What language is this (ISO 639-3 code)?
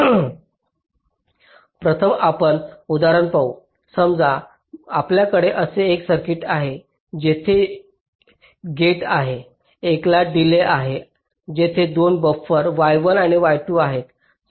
mar